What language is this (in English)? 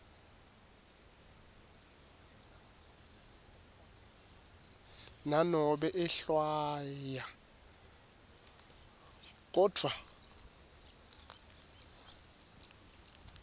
Swati